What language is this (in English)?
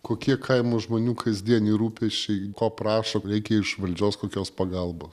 Lithuanian